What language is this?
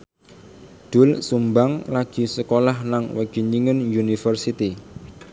Javanese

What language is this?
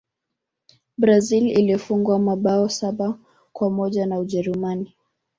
Swahili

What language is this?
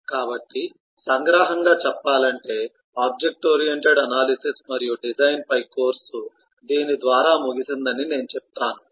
Telugu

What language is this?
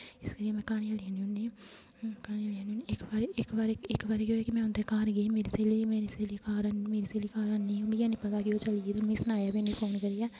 Dogri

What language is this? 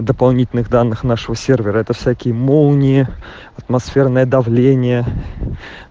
Russian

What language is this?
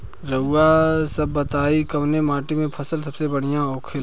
Bhojpuri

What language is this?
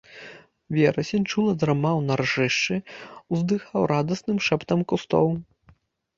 Belarusian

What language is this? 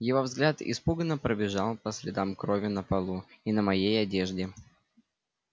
Russian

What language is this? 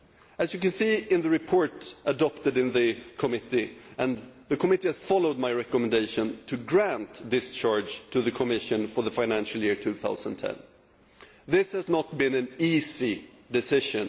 English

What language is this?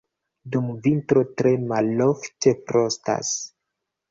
Esperanto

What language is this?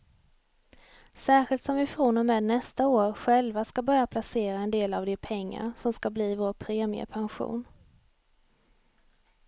Swedish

